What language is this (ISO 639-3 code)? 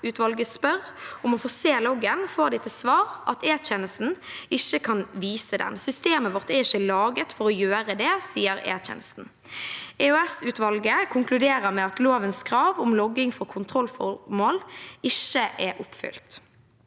nor